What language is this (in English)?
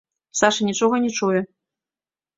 Belarusian